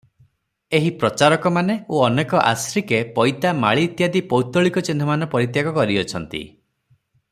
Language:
Odia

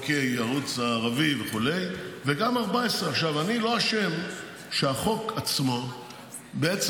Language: Hebrew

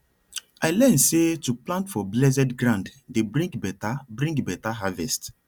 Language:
Nigerian Pidgin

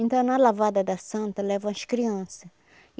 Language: Portuguese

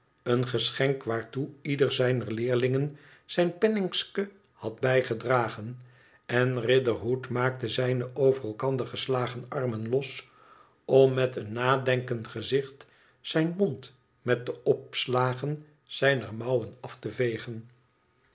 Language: Dutch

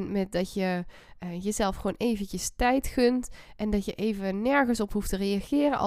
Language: Dutch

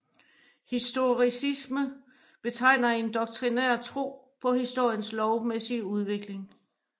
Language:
Danish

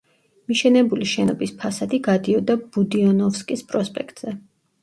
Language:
Georgian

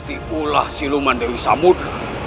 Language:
Indonesian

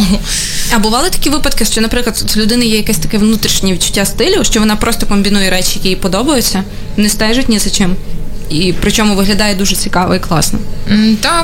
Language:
Ukrainian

